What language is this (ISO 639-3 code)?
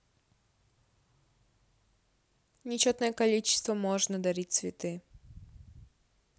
rus